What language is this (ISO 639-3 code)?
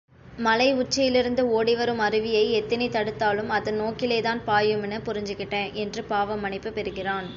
tam